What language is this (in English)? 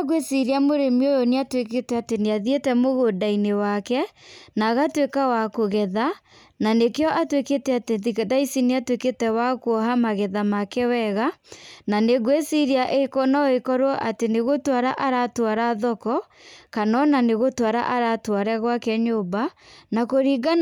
Kikuyu